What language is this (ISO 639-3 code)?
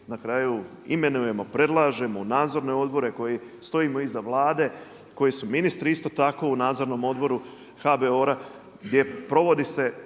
hrv